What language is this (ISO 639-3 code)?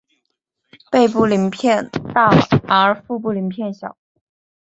zho